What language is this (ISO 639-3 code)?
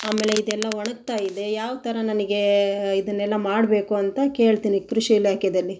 kan